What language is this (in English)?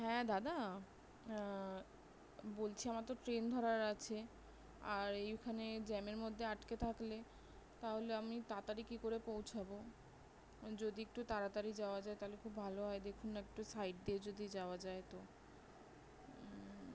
Bangla